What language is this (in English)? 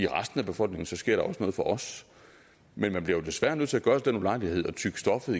Danish